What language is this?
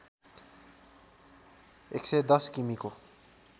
Nepali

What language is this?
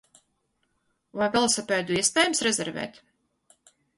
Latvian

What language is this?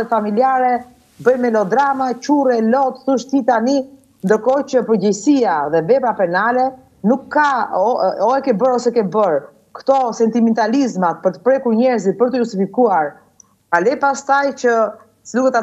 Romanian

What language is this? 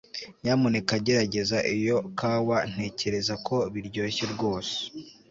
Kinyarwanda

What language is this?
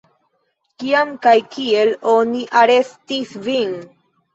Esperanto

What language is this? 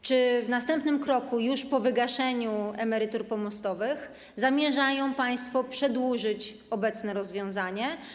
Polish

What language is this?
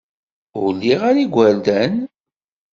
Kabyle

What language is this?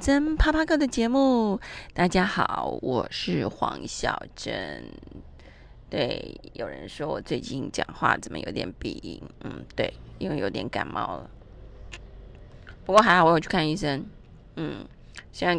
Chinese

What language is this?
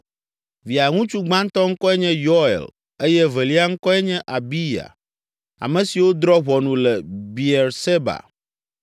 Ewe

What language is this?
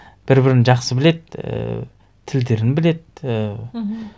Kazakh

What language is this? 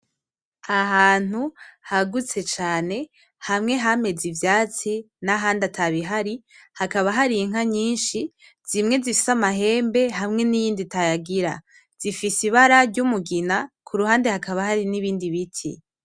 Rundi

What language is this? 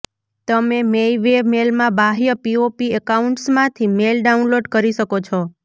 Gujarati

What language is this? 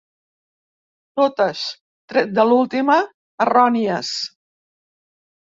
Catalan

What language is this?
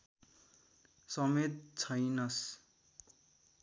Nepali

